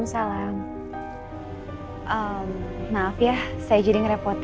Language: Indonesian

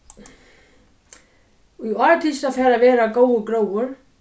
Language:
Faroese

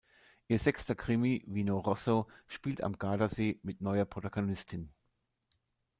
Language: German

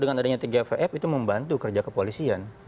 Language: Indonesian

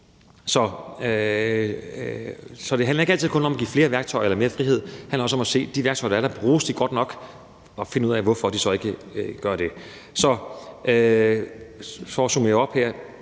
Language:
Danish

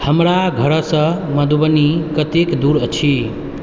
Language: Maithili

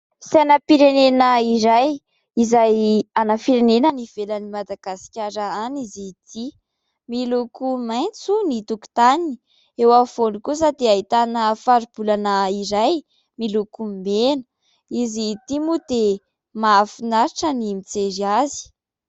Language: Malagasy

